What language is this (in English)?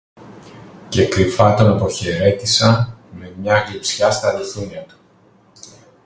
Greek